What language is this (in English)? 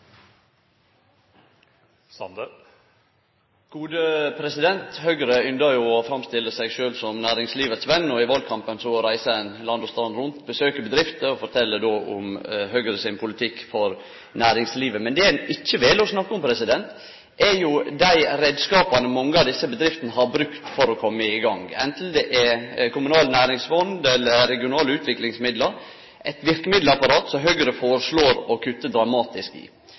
Norwegian